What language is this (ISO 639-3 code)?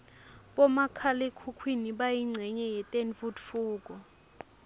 ssw